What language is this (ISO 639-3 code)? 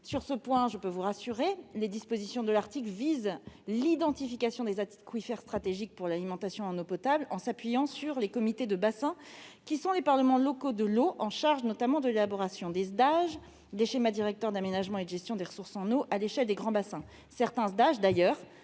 fra